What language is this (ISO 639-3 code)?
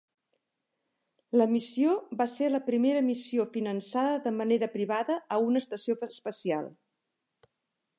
cat